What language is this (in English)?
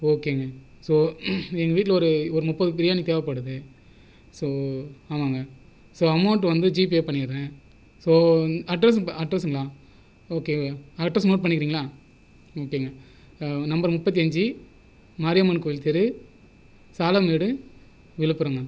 Tamil